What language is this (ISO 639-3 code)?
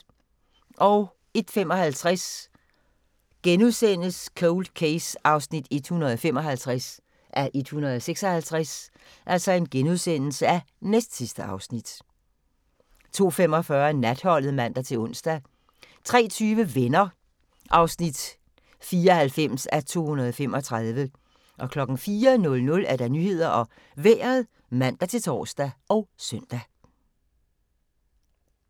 dan